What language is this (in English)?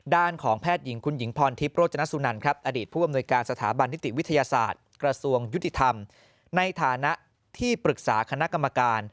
Thai